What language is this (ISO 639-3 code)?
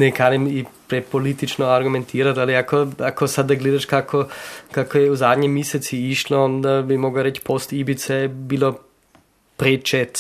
hrv